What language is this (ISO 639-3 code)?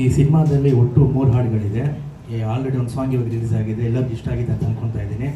kan